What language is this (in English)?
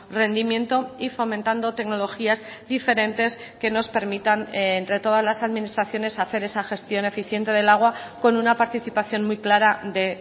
Spanish